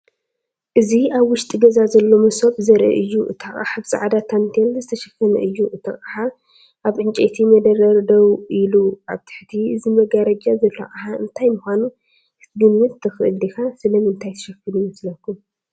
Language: Tigrinya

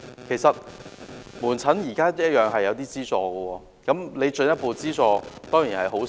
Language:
Cantonese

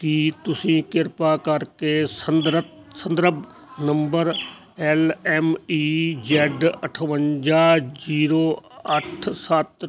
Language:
Punjabi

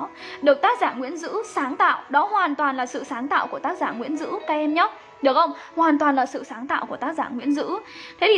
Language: Vietnamese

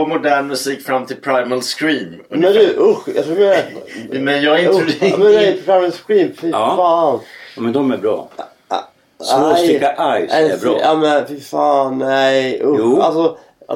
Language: Swedish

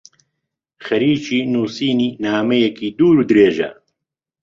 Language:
Central Kurdish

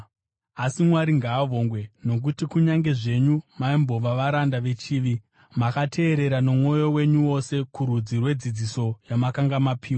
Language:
Shona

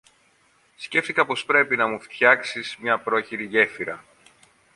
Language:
Greek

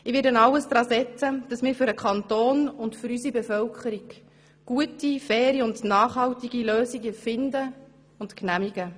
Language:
Swiss German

